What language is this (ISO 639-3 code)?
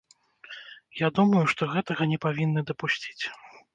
bel